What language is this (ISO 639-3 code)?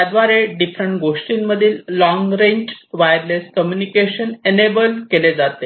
mar